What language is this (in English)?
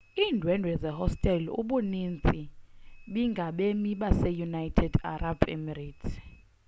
Xhosa